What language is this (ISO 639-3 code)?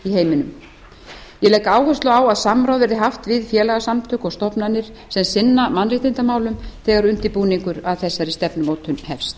isl